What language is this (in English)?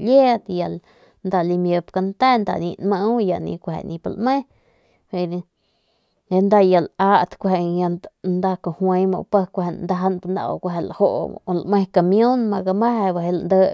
Northern Pame